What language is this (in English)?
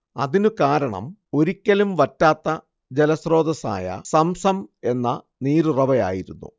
Malayalam